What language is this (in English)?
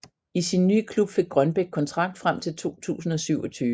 Danish